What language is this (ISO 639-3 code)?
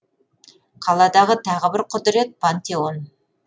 kaz